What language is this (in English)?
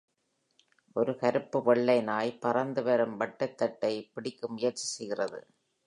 Tamil